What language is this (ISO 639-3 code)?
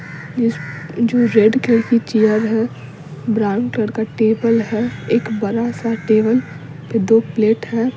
hin